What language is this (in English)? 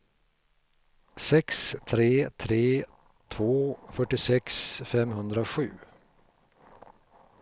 Swedish